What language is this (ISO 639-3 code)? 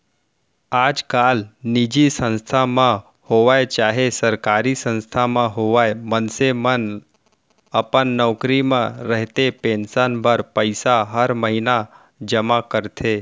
hne